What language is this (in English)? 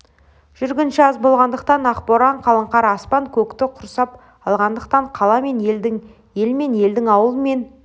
Kazakh